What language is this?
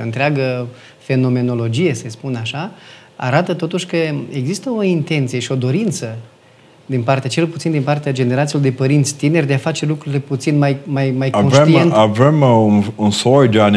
Romanian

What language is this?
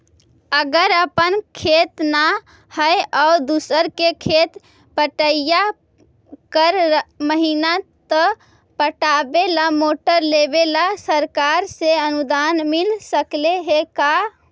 Magahi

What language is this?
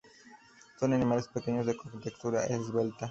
Spanish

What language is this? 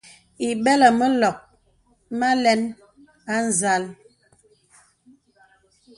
Bebele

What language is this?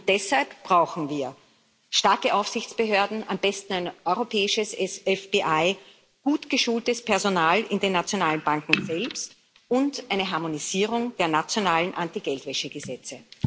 German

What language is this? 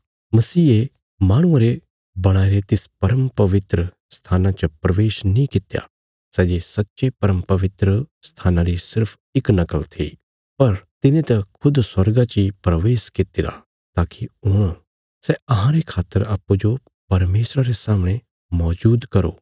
Bilaspuri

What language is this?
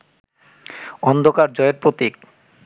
Bangla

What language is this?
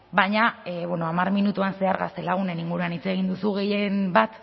Basque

